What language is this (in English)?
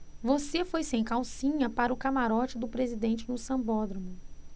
Portuguese